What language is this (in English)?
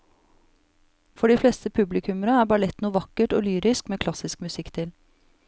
Norwegian